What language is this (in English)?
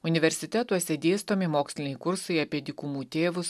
Lithuanian